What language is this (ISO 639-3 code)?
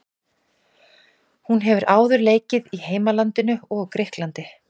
isl